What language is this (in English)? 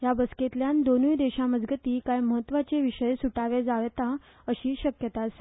Konkani